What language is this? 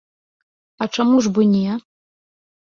Belarusian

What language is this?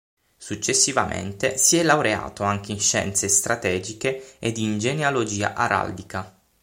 Italian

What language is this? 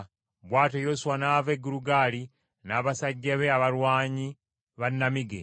Ganda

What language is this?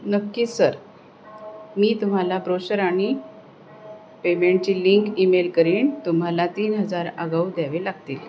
Marathi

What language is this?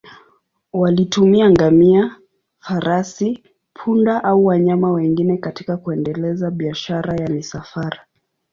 Swahili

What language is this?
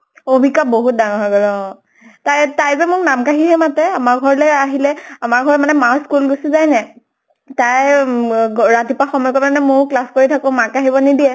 Assamese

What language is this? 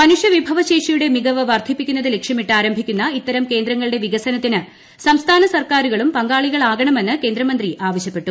Malayalam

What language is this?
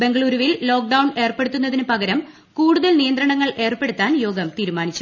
Malayalam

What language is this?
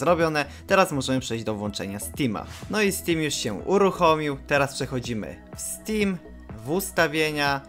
Polish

